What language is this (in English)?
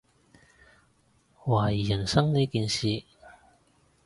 Cantonese